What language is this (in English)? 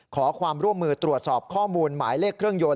Thai